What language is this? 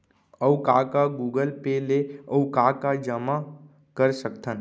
Chhattisgarhi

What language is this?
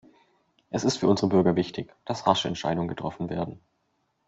German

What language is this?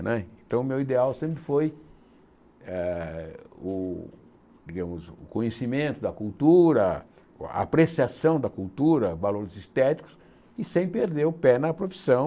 Portuguese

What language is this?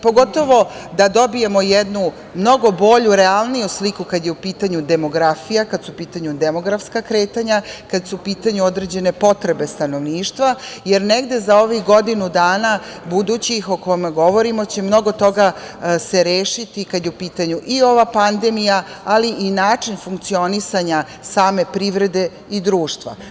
Serbian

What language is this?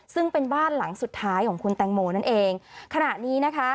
Thai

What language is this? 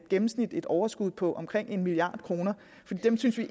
Danish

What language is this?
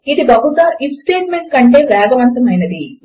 Telugu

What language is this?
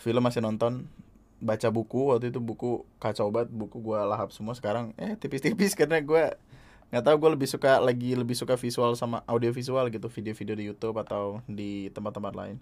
Indonesian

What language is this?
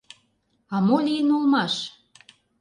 Mari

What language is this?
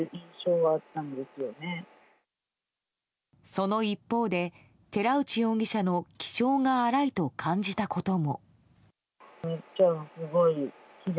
Japanese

